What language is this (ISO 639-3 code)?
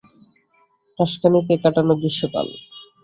ben